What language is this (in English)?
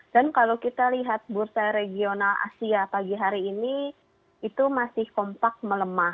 Indonesian